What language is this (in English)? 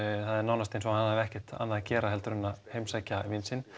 Icelandic